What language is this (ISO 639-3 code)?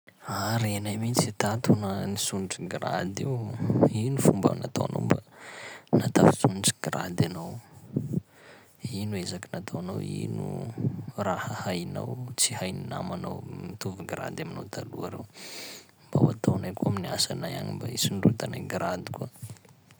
skg